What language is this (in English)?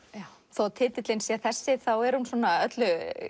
Icelandic